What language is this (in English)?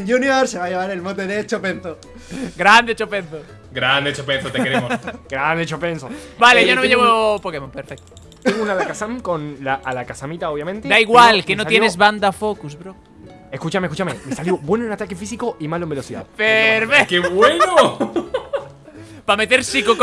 Spanish